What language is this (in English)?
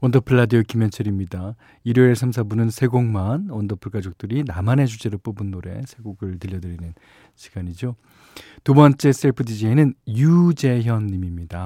Korean